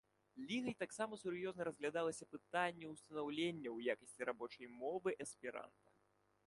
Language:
Belarusian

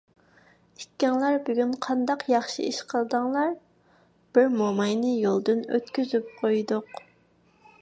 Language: Uyghur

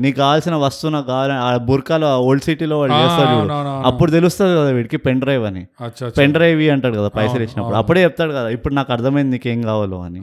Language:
Telugu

